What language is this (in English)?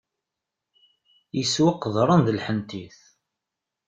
Kabyle